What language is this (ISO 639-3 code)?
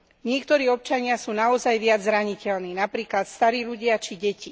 slk